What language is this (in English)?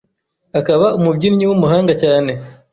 Kinyarwanda